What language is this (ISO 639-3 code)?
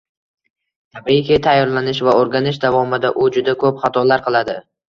uzb